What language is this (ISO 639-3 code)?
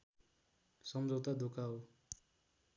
nep